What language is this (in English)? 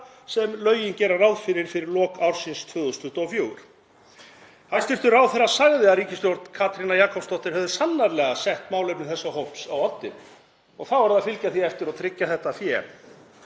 Icelandic